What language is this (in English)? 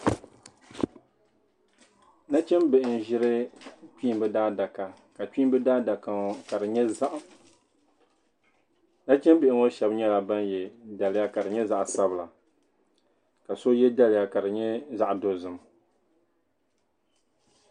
Dagbani